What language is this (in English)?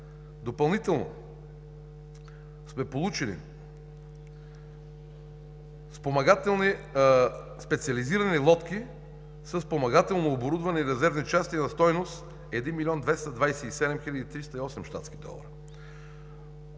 Bulgarian